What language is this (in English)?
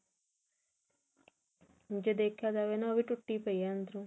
Punjabi